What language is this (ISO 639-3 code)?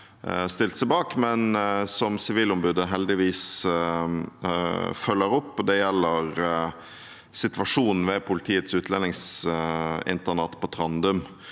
nor